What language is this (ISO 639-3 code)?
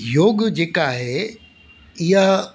snd